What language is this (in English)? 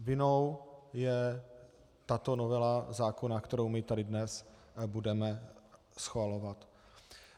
Czech